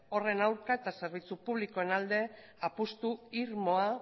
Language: Basque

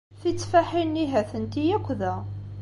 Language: Kabyle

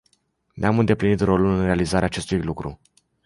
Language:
Romanian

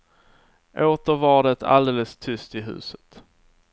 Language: Swedish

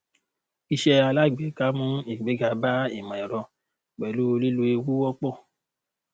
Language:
Yoruba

